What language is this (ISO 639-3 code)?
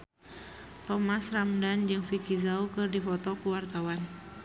sun